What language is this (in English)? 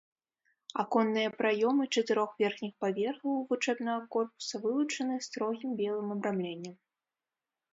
Belarusian